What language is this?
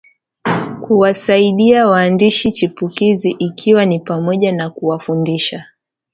Swahili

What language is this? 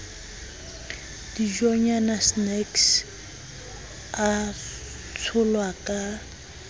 Southern Sotho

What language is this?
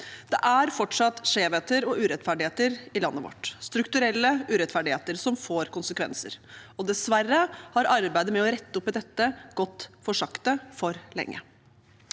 Norwegian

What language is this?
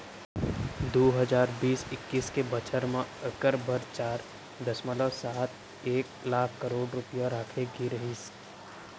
Chhattisgarhi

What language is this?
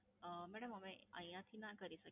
Gujarati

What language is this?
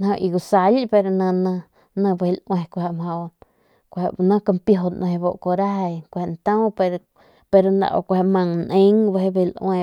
Northern Pame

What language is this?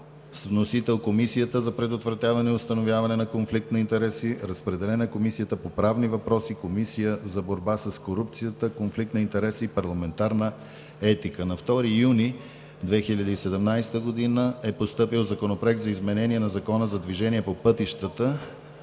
Bulgarian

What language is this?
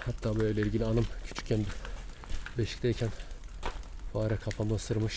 Turkish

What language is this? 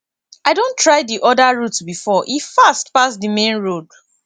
Nigerian Pidgin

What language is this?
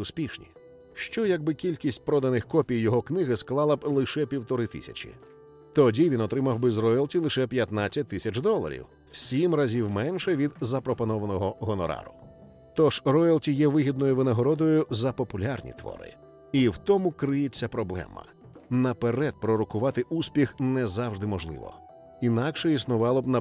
Ukrainian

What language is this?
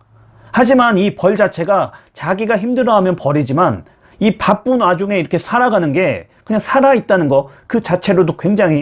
Korean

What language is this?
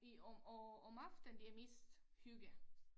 Danish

